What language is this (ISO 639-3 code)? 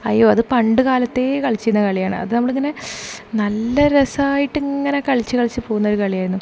mal